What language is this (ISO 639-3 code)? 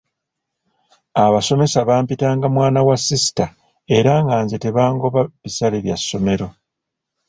lug